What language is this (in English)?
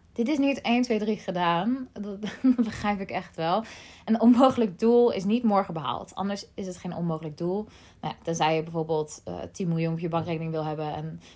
Dutch